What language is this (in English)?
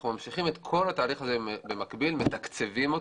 Hebrew